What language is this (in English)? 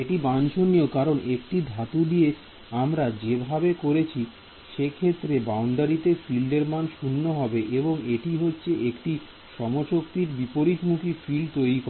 Bangla